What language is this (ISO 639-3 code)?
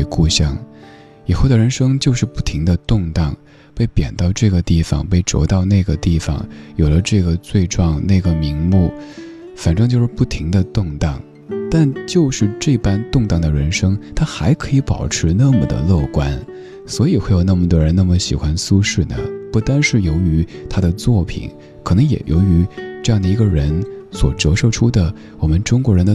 zho